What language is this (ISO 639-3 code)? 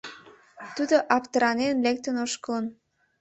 chm